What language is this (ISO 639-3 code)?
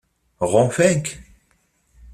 kab